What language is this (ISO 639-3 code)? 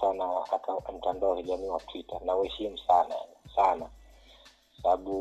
swa